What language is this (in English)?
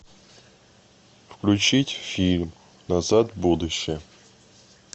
Russian